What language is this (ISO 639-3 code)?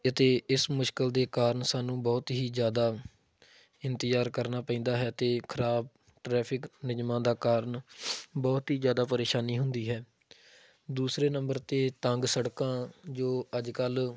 pan